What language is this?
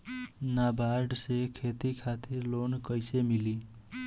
Bhojpuri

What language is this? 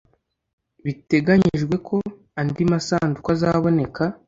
Kinyarwanda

